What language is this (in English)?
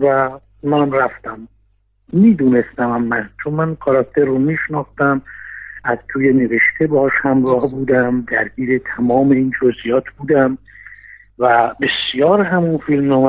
Persian